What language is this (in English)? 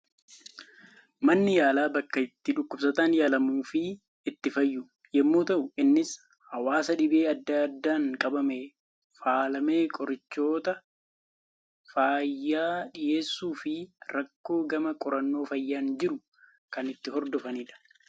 Oromo